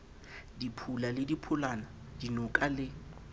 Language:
Southern Sotho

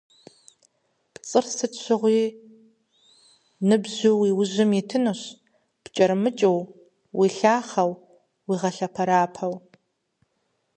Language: Kabardian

